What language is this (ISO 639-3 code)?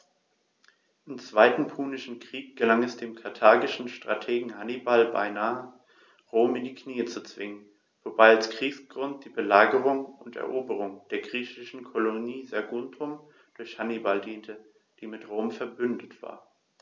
deu